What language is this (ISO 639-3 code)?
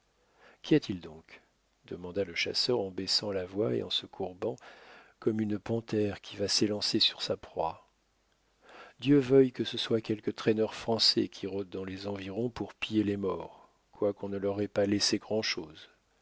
fra